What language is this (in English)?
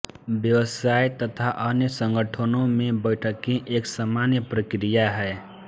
Hindi